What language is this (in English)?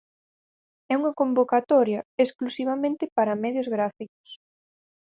Galician